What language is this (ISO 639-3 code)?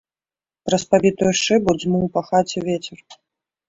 bel